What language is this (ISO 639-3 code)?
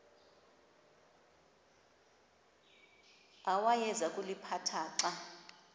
xho